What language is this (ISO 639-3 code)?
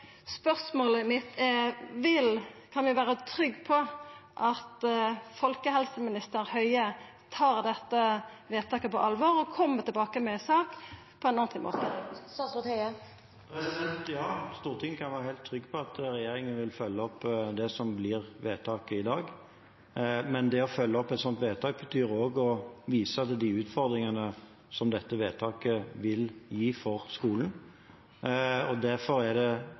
nor